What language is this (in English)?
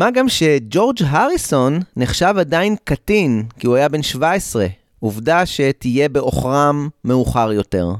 Hebrew